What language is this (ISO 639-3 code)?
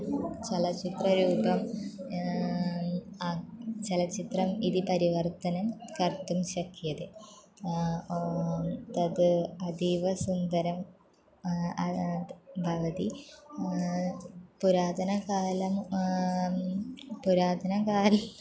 san